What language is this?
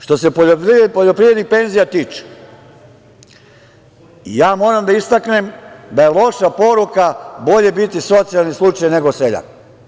Serbian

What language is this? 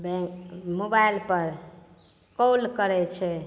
Maithili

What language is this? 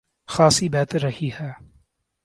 Urdu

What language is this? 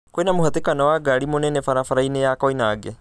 Kikuyu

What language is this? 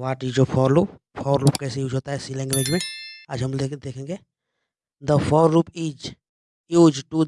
Hindi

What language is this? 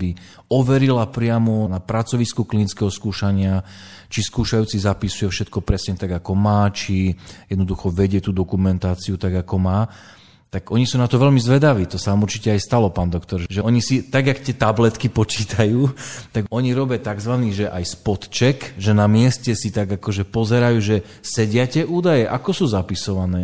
Slovak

